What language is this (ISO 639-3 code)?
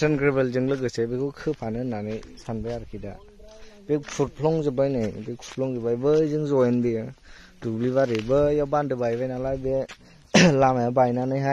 vie